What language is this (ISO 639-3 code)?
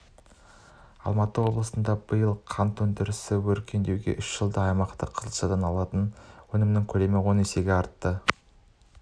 kaz